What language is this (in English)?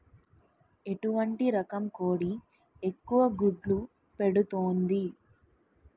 Telugu